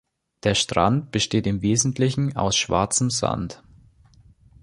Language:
German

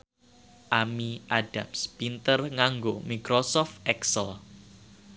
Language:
Javanese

